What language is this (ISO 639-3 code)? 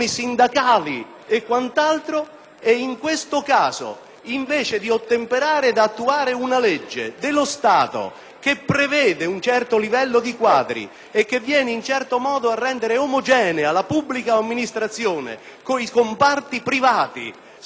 ita